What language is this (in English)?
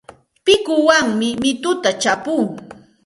Santa Ana de Tusi Pasco Quechua